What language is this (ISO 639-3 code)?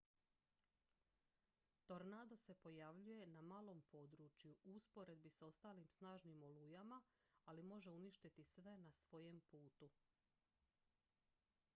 hrv